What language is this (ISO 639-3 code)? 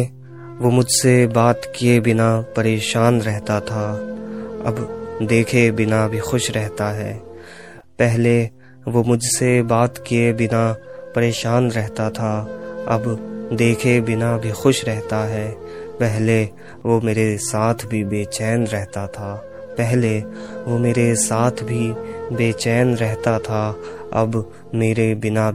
hin